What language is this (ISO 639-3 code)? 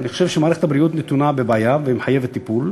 heb